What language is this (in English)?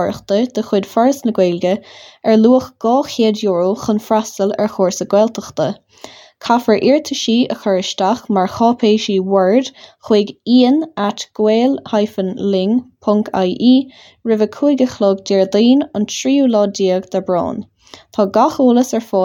English